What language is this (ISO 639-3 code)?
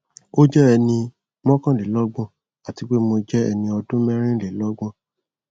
yor